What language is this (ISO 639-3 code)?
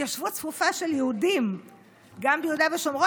heb